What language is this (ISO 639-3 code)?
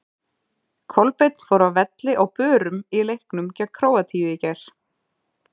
isl